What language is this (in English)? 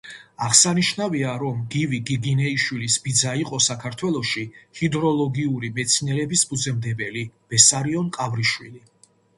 Georgian